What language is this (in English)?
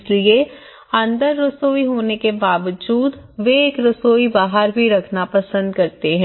Hindi